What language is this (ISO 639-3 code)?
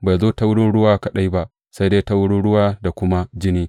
hau